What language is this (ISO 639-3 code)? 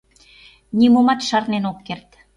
chm